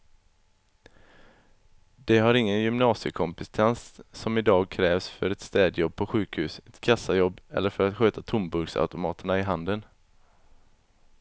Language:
Swedish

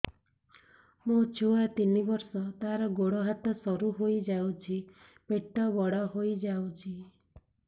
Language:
Odia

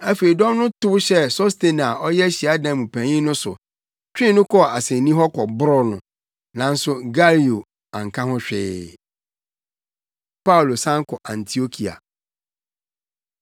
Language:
Akan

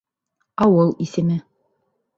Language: Bashkir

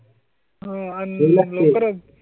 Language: Marathi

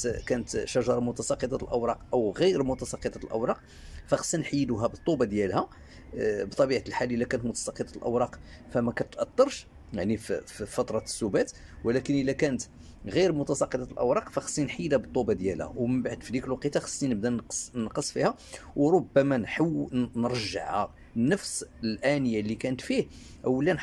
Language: Arabic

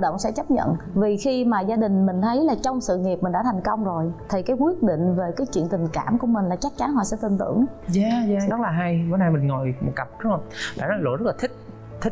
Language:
Vietnamese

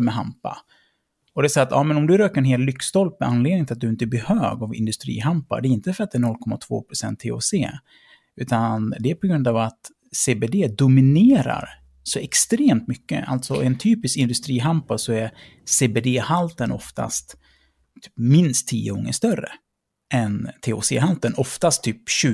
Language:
Swedish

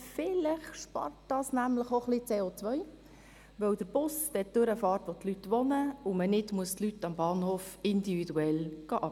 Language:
Swiss German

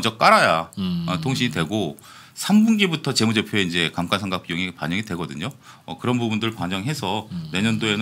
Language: Korean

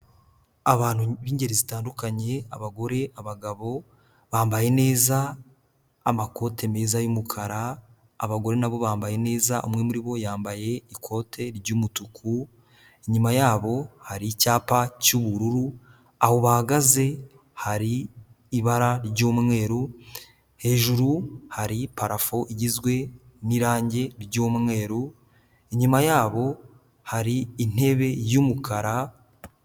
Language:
Kinyarwanda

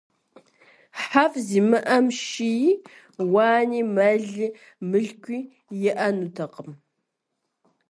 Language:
Kabardian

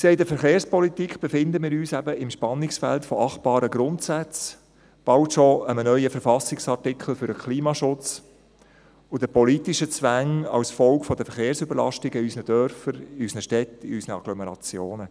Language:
Swiss German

